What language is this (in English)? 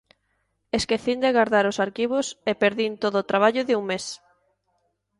Galician